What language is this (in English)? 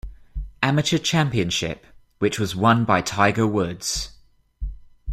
English